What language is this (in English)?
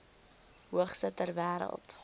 Afrikaans